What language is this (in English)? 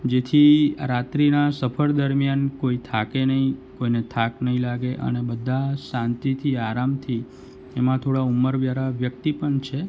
Gujarati